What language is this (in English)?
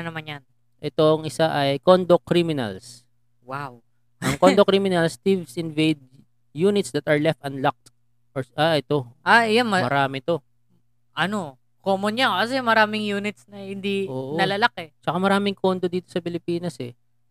Filipino